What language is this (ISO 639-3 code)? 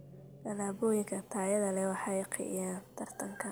som